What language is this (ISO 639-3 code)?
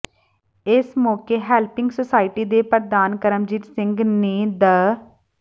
pan